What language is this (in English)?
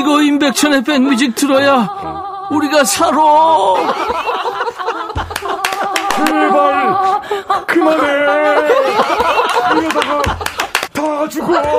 Korean